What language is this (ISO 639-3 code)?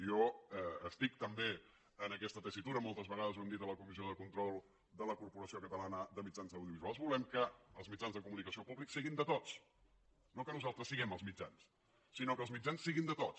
cat